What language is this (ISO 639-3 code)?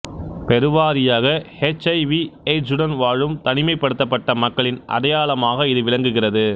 tam